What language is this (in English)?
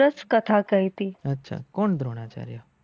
Gujarati